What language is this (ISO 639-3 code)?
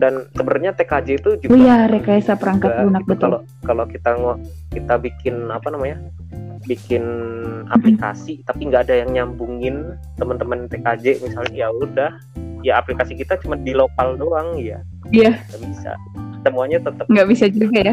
ind